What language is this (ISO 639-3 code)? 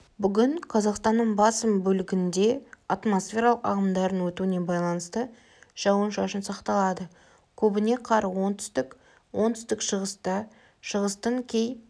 kaz